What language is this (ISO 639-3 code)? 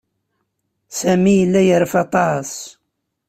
kab